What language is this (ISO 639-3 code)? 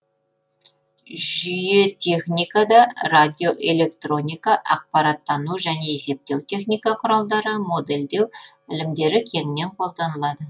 kaz